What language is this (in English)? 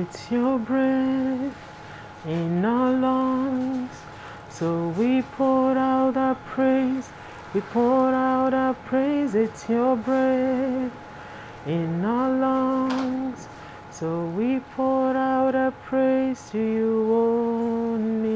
German